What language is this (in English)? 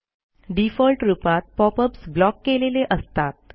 Marathi